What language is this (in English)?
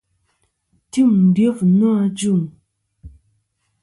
Kom